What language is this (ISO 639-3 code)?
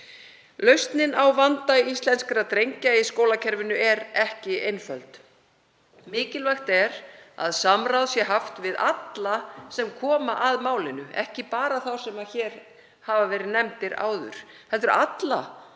isl